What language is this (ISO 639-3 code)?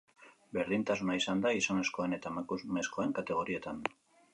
eus